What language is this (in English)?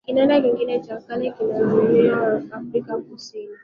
Swahili